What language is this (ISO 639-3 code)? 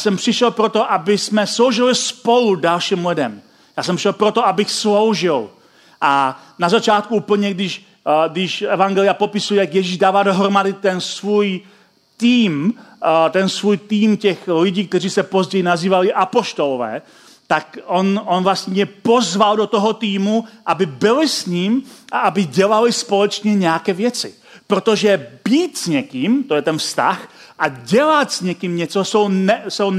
ces